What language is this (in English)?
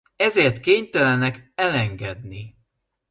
Hungarian